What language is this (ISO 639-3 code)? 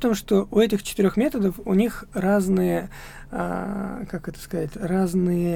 rus